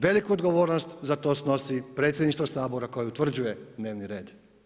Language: Croatian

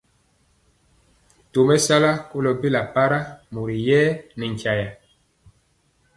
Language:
Mpiemo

